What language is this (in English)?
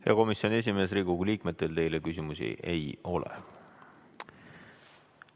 Estonian